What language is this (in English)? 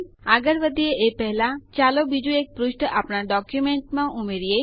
Gujarati